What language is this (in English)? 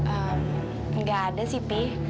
Indonesian